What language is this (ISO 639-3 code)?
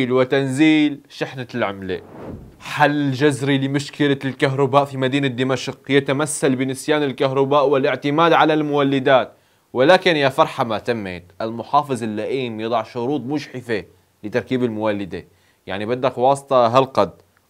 ara